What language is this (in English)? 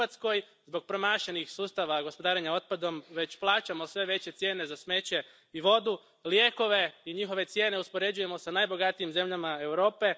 Croatian